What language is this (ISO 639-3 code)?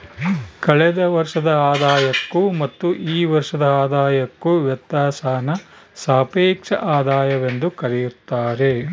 kan